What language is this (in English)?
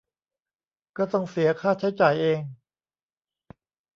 Thai